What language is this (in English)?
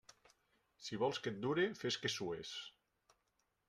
Catalan